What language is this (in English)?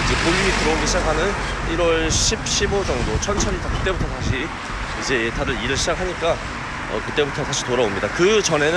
Korean